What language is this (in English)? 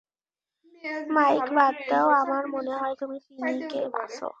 Bangla